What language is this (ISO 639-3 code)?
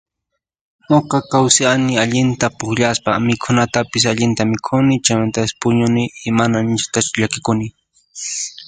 qxp